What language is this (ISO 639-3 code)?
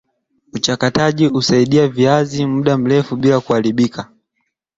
swa